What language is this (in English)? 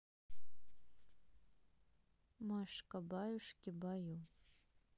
Russian